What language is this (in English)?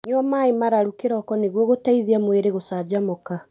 Kikuyu